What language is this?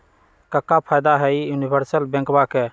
Magahi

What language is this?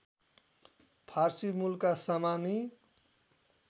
Nepali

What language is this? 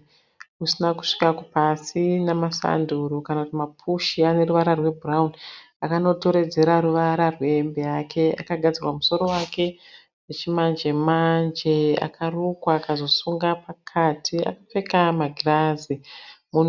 Shona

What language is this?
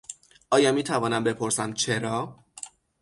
Persian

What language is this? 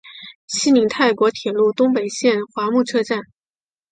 Chinese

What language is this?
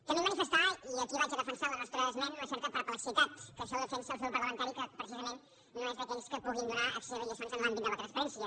Catalan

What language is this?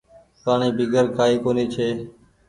Goaria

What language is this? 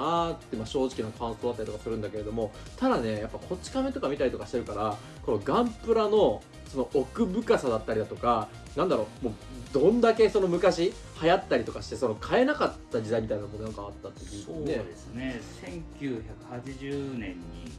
Japanese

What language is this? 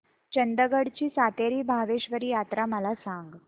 Marathi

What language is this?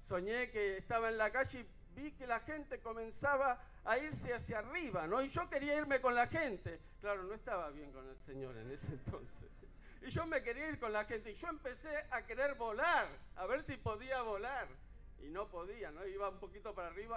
Spanish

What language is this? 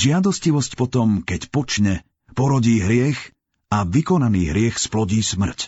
Slovak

